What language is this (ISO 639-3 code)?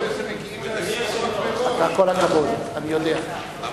heb